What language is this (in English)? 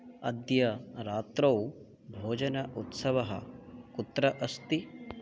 Sanskrit